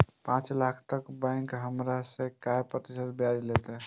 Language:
Maithili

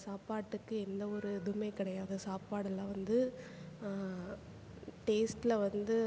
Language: Tamil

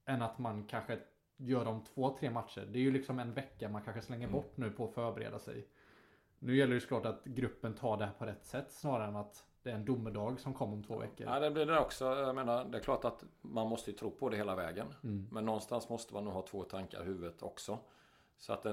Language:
Swedish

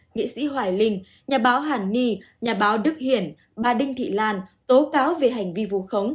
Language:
Vietnamese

